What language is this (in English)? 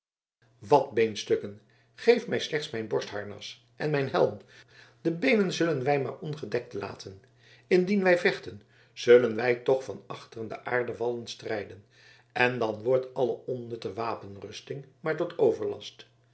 Dutch